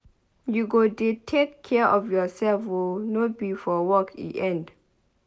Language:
Nigerian Pidgin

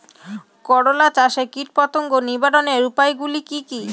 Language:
Bangla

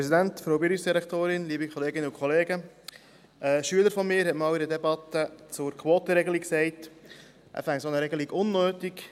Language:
Swiss German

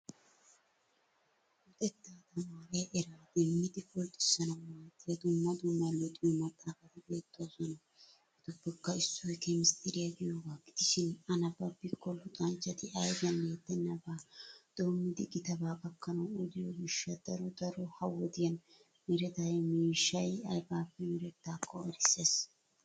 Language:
Wolaytta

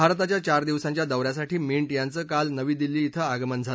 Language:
Marathi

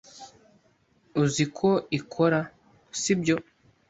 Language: Kinyarwanda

